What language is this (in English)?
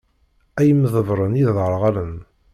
Kabyle